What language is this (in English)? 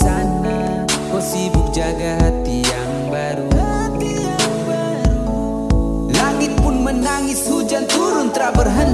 Indonesian